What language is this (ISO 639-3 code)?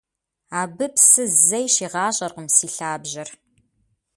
kbd